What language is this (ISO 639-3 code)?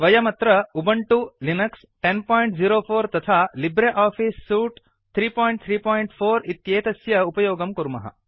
san